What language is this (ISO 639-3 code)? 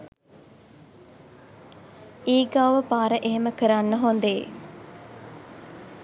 sin